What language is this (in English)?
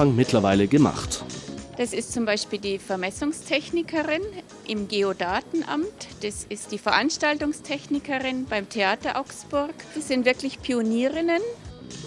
German